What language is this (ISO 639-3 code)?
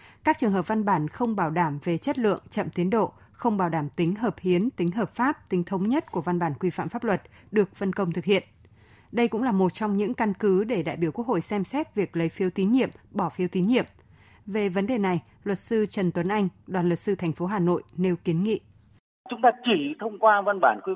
vie